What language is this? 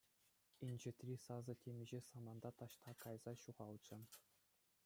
Chuvash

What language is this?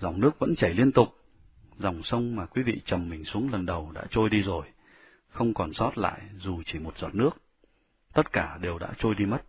Vietnamese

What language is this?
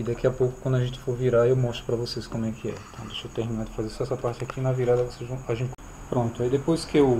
Portuguese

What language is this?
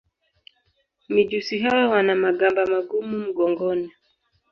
Swahili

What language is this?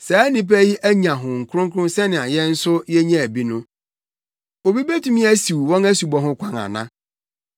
Akan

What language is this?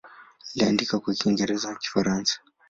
Swahili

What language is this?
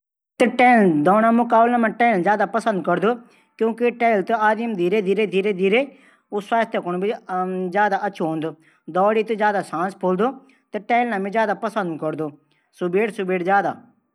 Garhwali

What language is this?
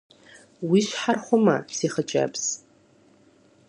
Kabardian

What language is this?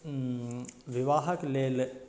Maithili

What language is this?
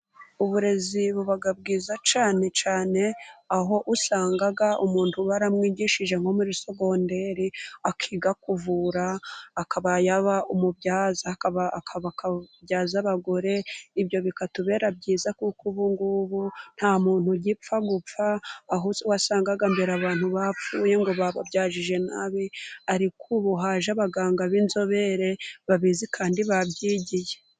Kinyarwanda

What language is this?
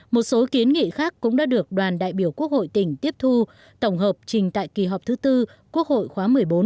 Vietnamese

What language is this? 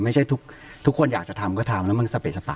Thai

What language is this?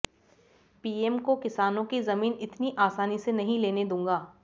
Hindi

